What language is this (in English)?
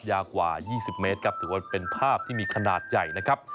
Thai